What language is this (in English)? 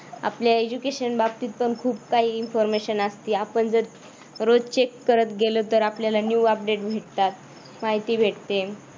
Marathi